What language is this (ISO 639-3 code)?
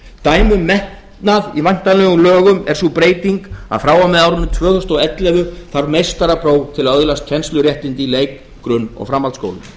isl